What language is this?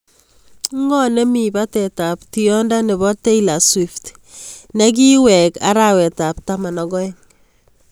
Kalenjin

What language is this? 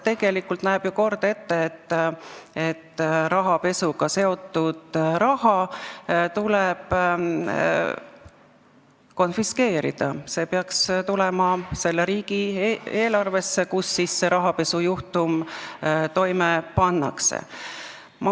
Estonian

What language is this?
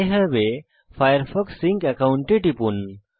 Bangla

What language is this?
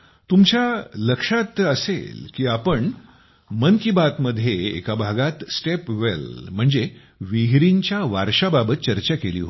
Marathi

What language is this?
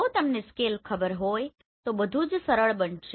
Gujarati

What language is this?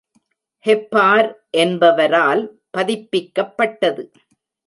Tamil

